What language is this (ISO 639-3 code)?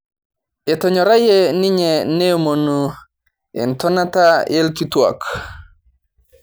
mas